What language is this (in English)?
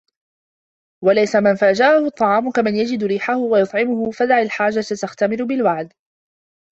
Arabic